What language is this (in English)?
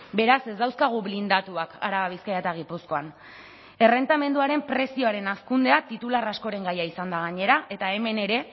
Basque